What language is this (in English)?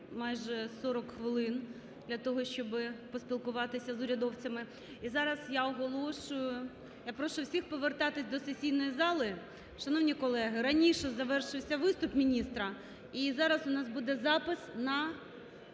Ukrainian